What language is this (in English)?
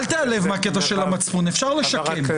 Hebrew